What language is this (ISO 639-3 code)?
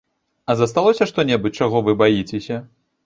bel